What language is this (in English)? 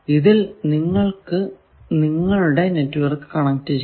Malayalam